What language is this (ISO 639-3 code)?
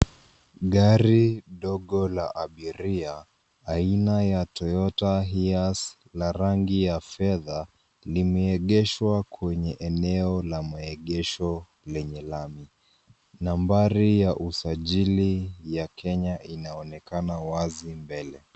swa